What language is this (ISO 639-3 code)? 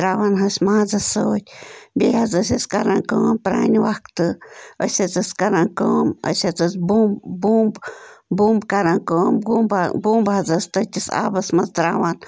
kas